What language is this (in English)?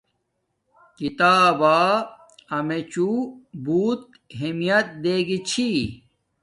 Domaaki